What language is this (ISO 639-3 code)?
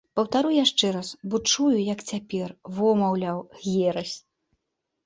bel